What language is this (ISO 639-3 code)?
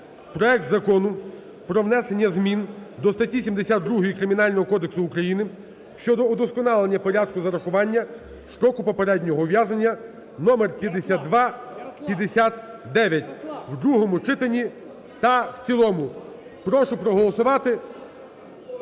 ukr